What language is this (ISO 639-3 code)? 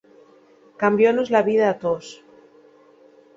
ast